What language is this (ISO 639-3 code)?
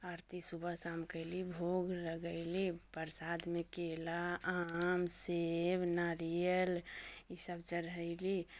mai